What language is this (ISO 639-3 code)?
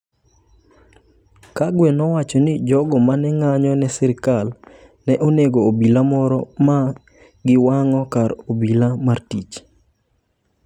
luo